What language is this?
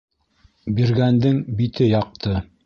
Bashkir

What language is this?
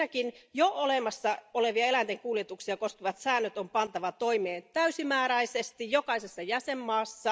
Finnish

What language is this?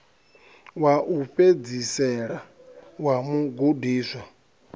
Venda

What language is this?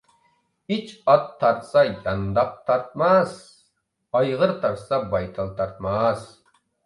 Uyghur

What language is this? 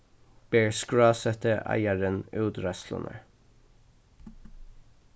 Faroese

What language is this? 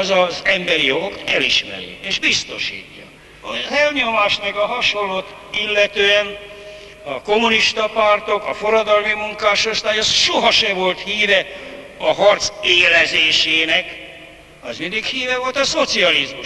Hungarian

